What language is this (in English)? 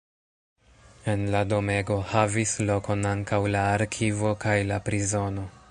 Esperanto